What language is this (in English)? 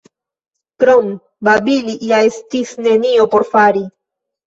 Esperanto